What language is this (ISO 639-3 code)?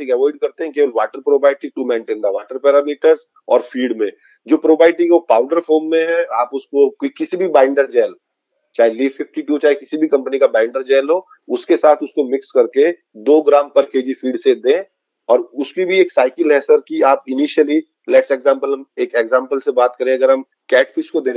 hin